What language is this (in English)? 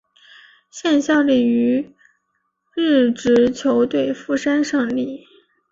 Chinese